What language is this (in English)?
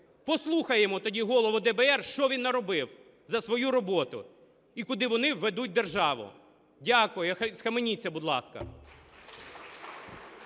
Ukrainian